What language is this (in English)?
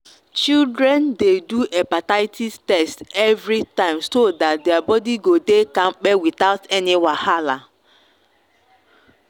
Nigerian Pidgin